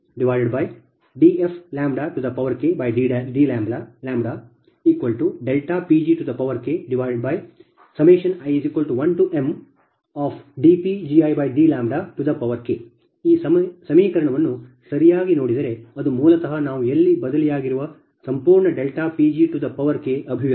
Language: Kannada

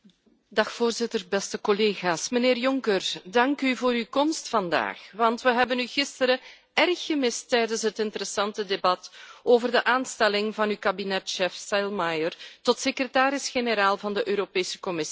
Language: Dutch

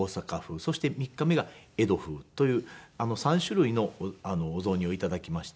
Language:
Japanese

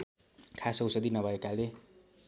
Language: Nepali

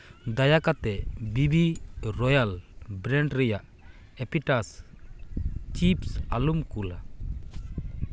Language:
Santali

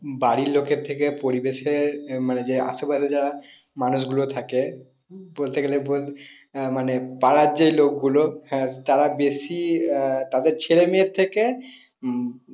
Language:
Bangla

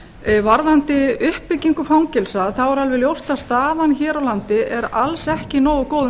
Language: Icelandic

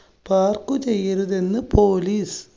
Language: Malayalam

